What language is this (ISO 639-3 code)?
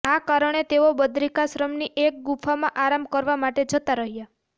guj